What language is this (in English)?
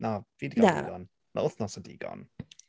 Welsh